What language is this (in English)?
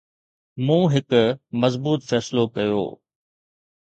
Sindhi